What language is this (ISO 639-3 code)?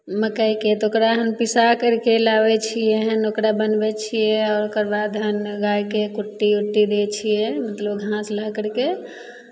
mai